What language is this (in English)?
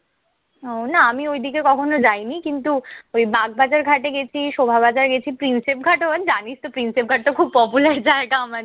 Bangla